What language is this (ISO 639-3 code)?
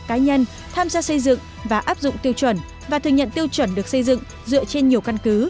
vie